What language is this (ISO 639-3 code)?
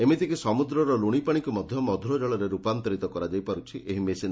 ori